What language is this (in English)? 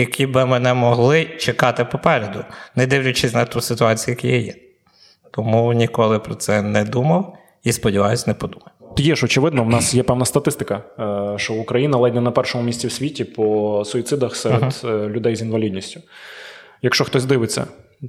Ukrainian